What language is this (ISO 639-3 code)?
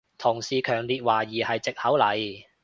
yue